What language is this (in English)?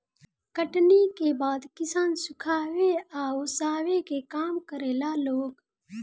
Bhojpuri